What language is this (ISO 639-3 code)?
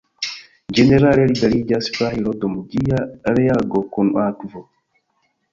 epo